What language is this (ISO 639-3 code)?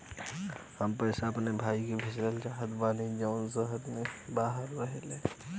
bho